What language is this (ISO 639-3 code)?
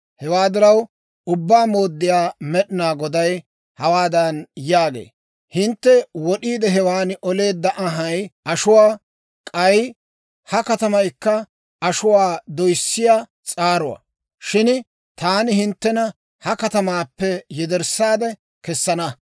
dwr